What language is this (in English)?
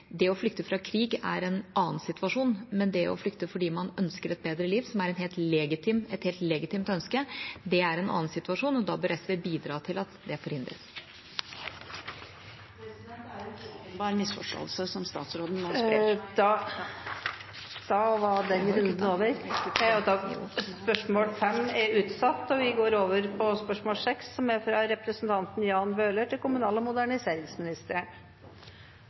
Norwegian